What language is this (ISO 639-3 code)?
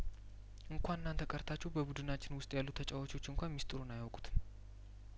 amh